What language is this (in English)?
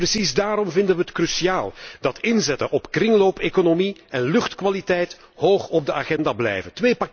Dutch